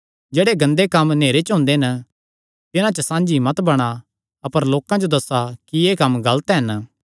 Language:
Kangri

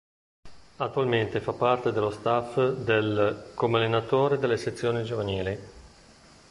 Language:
Italian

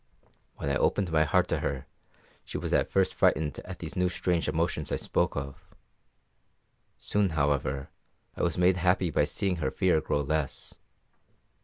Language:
English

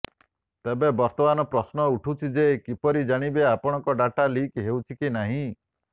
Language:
Odia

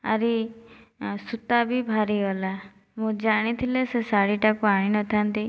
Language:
Odia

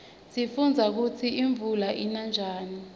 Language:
Swati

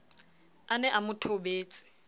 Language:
Southern Sotho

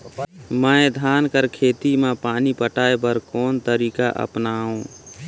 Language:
Chhattisgarhi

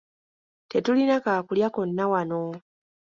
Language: Ganda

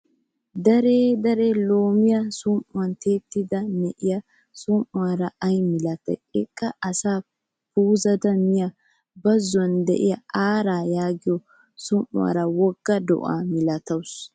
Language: Wolaytta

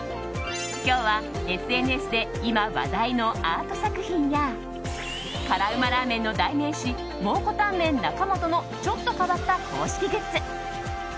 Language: Japanese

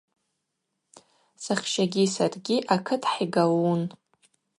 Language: Abaza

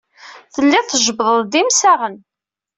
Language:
Kabyle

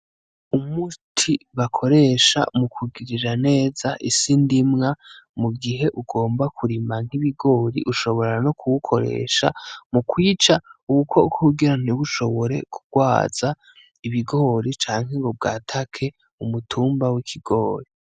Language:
Rundi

